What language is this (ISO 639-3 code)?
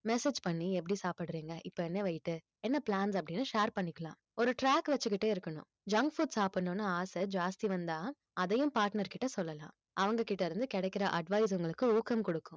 tam